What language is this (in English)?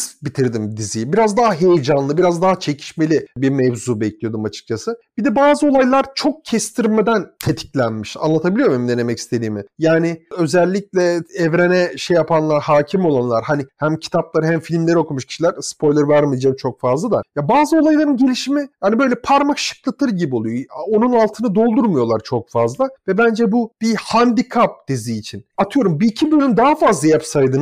Turkish